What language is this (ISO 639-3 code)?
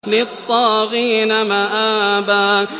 ara